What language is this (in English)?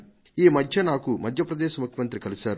Telugu